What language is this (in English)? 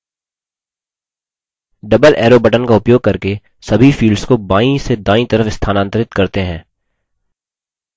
Hindi